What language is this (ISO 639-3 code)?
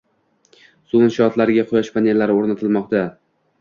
uzb